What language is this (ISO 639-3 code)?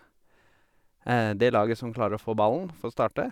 nor